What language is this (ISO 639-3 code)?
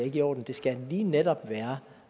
dan